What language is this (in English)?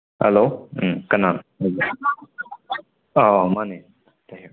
Manipuri